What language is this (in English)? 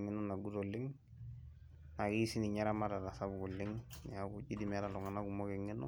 Masai